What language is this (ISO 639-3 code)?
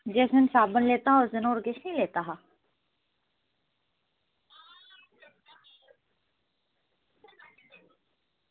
doi